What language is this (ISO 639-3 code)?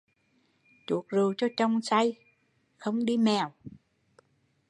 vie